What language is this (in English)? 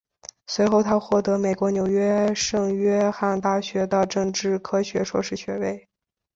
Chinese